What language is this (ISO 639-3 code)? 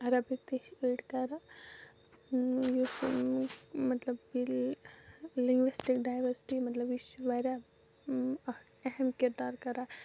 kas